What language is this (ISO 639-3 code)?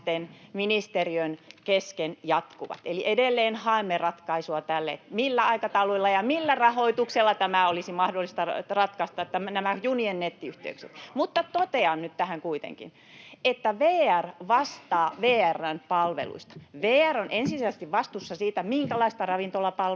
fin